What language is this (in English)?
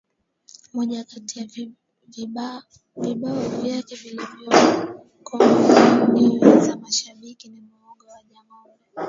Swahili